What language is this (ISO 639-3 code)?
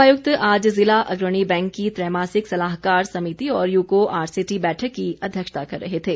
hin